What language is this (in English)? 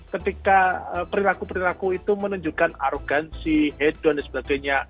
Indonesian